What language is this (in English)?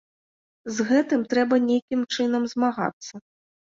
Belarusian